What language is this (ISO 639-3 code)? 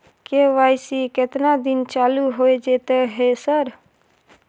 mai